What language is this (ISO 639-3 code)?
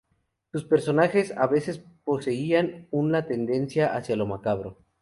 spa